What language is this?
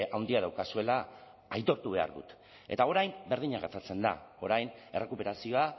Basque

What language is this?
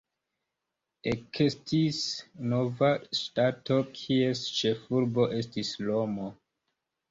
Esperanto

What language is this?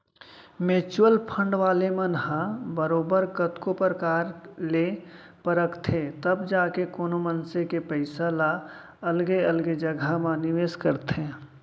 Chhattisgarhi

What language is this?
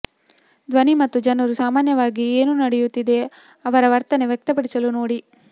Kannada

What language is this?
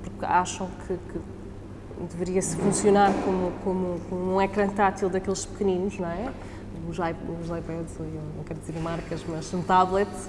Portuguese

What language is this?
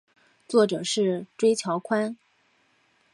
Chinese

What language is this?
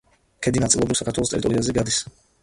Georgian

